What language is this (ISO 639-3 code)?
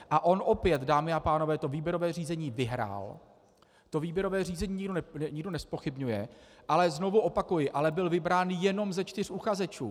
ces